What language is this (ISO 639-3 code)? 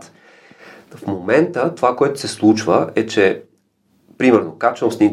bul